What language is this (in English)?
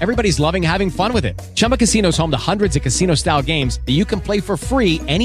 Malay